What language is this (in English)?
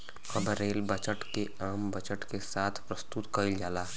Bhojpuri